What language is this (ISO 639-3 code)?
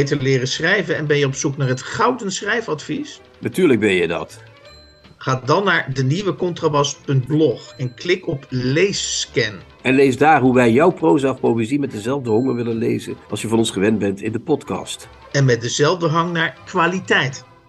nld